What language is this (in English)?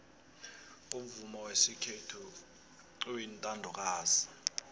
South Ndebele